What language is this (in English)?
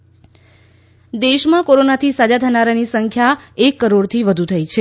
Gujarati